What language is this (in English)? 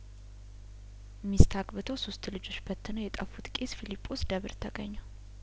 Amharic